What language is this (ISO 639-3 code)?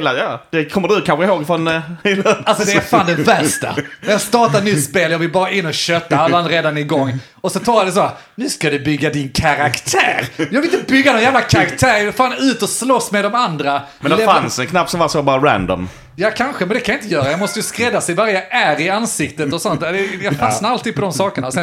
swe